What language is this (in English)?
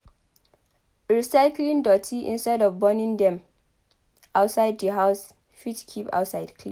Nigerian Pidgin